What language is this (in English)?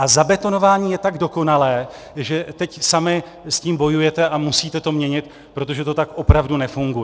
Czech